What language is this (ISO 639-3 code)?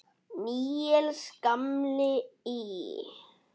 isl